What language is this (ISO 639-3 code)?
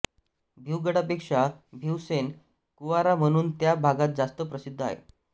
mar